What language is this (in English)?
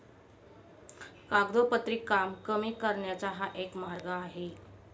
Marathi